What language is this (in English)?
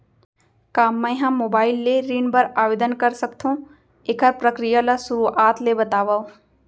Chhattisgarhi